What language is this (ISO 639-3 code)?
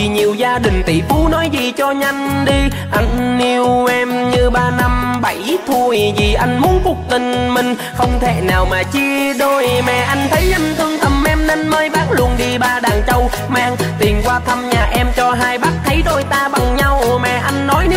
vie